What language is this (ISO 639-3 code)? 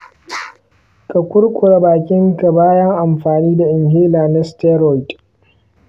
hau